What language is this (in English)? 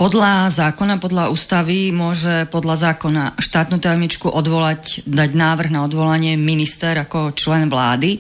Slovak